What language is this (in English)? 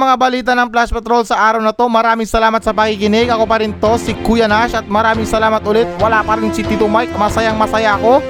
Filipino